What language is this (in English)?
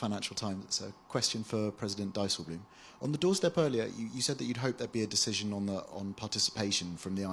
English